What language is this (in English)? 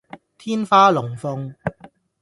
Cantonese